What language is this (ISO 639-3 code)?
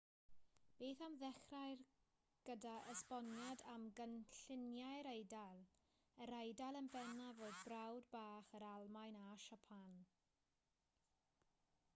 cym